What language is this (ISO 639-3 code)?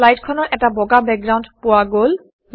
asm